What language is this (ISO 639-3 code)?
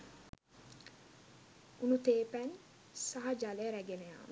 sin